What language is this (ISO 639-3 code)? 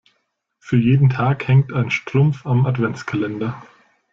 deu